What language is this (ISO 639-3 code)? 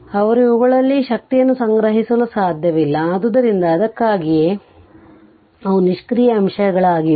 kan